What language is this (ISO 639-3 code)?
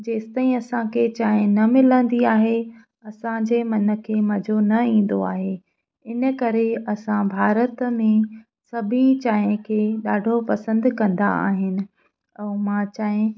snd